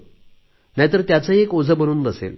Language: Marathi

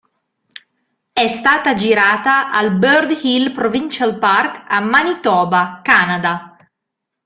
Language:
Italian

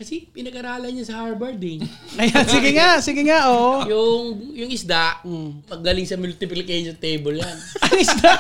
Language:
Filipino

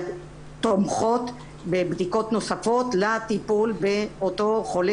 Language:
Hebrew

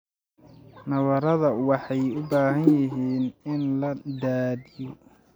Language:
Somali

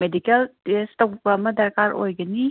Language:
Manipuri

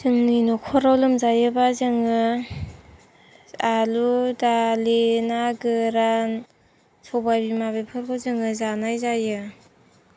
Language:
Bodo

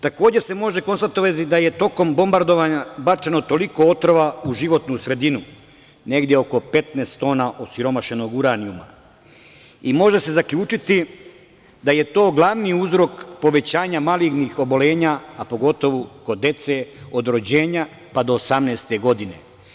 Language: Serbian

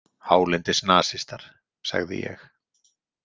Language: Icelandic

